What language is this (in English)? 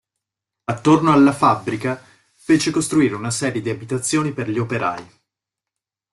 Italian